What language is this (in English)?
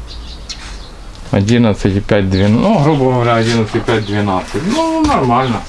Russian